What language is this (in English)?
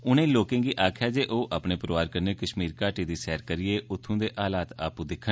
Dogri